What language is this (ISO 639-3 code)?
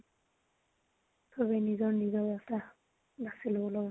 asm